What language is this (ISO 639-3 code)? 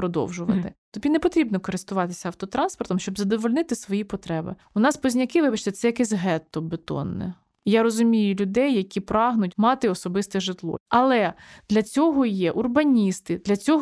ukr